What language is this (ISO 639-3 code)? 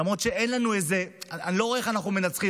heb